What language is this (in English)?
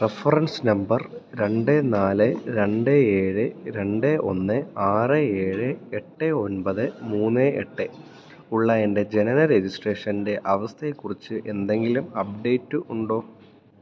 Malayalam